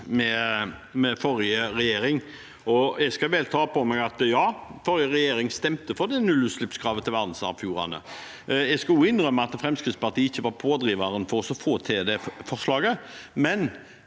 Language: Norwegian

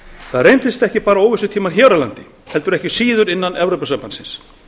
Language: Icelandic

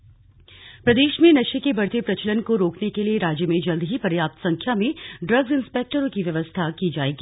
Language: Hindi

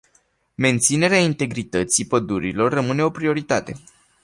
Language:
Romanian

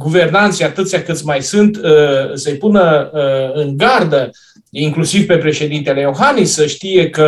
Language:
Romanian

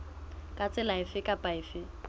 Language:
Southern Sotho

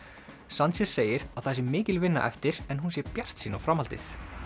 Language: Icelandic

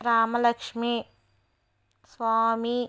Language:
Telugu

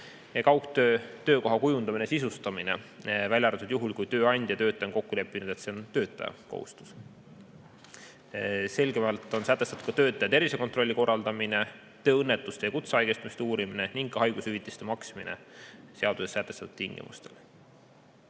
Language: Estonian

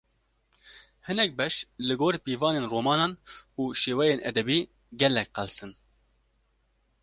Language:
Kurdish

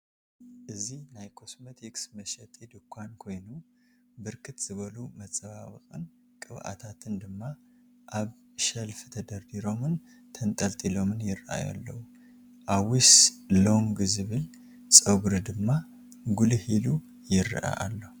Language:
Tigrinya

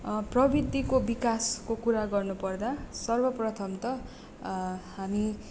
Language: Nepali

